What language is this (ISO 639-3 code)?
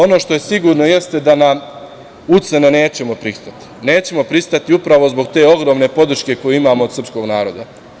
srp